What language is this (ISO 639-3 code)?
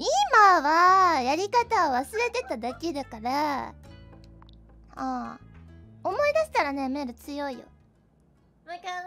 jpn